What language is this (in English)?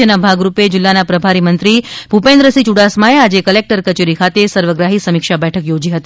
Gujarati